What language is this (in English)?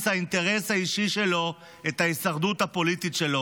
Hebrew